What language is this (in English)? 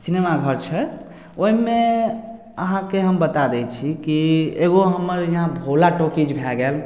Maithili